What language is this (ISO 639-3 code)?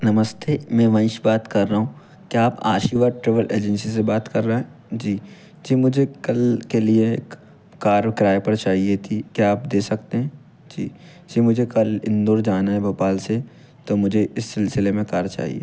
hin